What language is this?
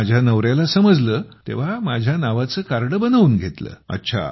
Marathi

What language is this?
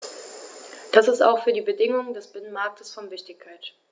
German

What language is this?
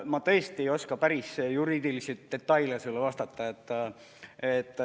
Estonian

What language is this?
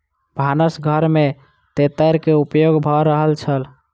Maithili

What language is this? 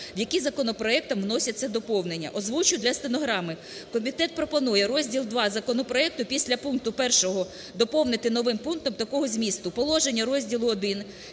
Ukrainian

